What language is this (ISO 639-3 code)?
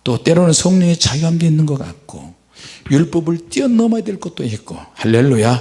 kor